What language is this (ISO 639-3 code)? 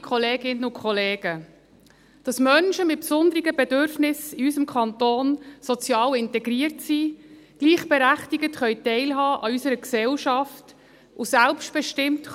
gsw